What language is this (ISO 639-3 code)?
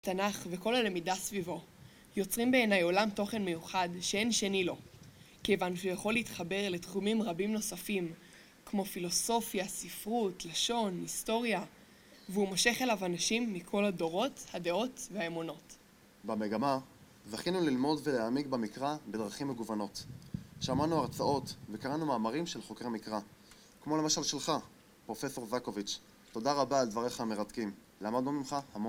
heb